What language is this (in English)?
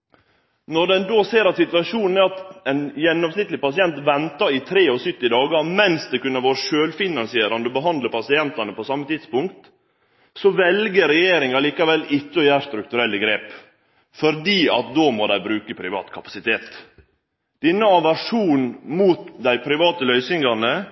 Norwegian Nynorsk